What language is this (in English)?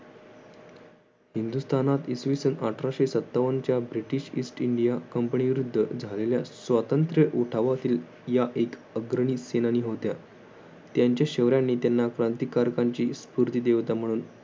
Marathi